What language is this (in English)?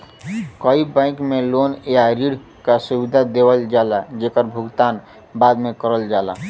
Bhojpuri